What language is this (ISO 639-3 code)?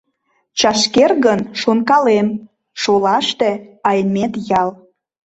chm